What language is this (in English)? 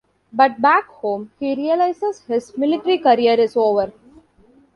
English